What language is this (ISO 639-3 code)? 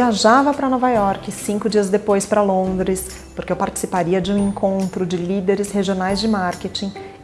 por